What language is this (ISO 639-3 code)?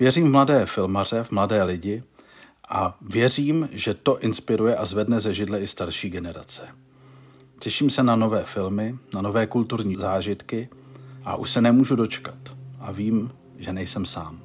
ces